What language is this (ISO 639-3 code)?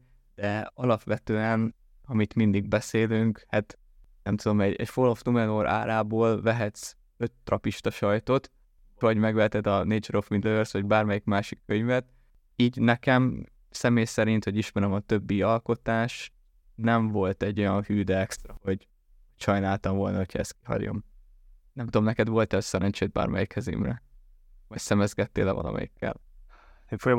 hun